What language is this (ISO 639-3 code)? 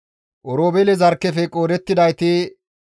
gmv